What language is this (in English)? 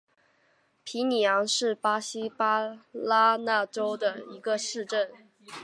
Chinese